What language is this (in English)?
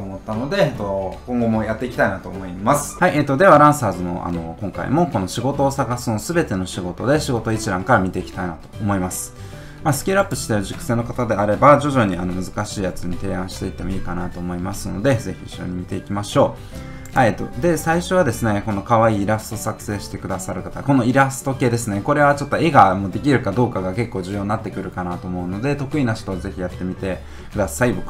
Japanese